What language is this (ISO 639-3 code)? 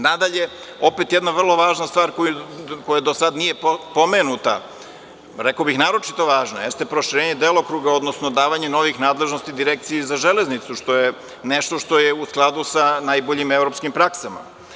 srp